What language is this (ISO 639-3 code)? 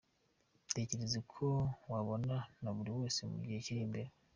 kin